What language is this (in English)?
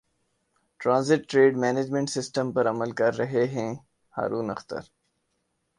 Urdu